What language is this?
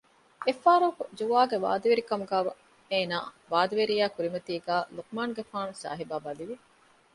Divehi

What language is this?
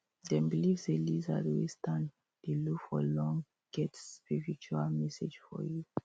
Nigerian Pidgin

